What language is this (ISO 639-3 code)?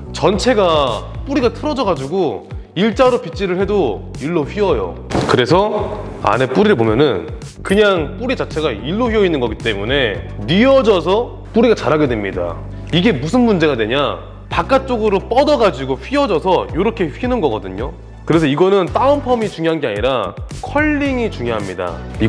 kor